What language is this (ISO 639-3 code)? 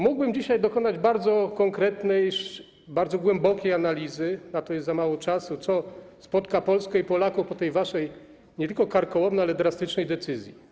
pol